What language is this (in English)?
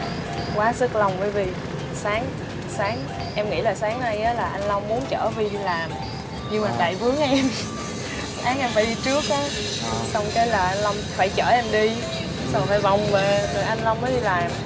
Vietnamese